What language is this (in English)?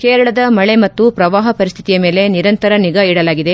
Kannada